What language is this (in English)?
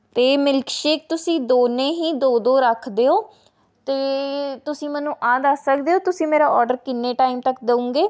Punjabi